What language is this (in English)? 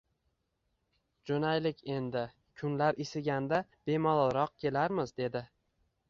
Uzbek